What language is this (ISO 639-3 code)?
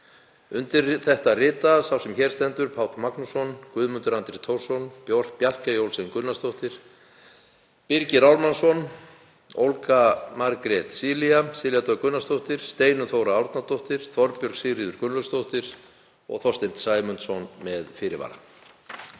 isl